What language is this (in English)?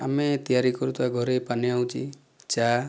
Odia